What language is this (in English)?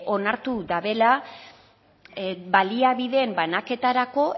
Basque